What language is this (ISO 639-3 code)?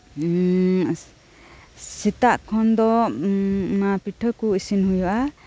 sat